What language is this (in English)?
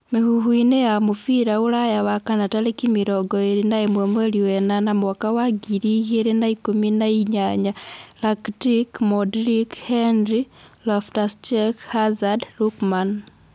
Kikuyu